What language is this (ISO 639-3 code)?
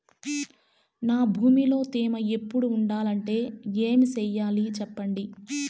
tel